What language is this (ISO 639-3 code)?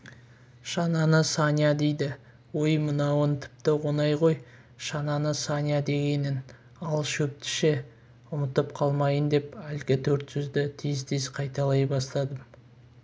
kaz